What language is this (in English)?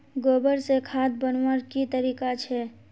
Magahi